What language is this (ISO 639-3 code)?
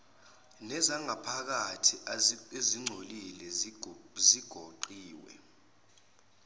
zul